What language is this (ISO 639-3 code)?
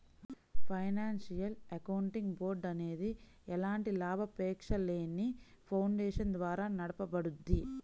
tel